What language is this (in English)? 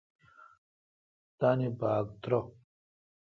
Kalkoti